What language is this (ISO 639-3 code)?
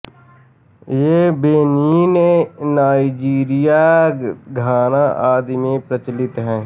hin